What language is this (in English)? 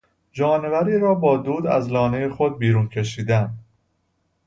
Persian